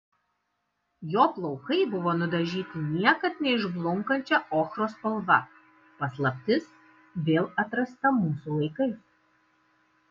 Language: Lithuanian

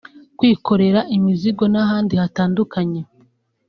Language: Kinyarwanda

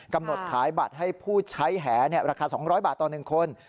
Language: Thai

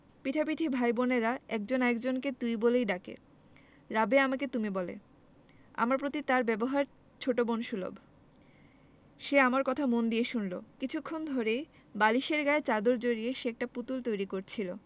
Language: Bangla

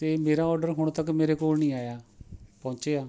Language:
Punjabi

